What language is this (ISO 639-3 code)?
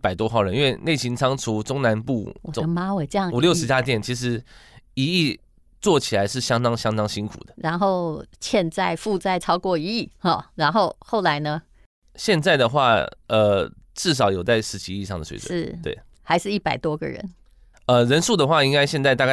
zho